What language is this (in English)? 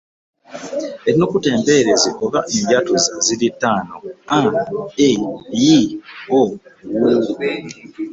Ganda